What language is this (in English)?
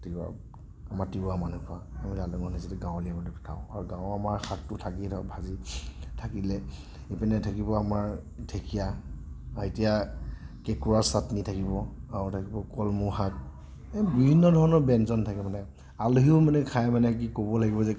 Assamese